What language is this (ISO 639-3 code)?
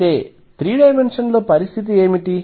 tel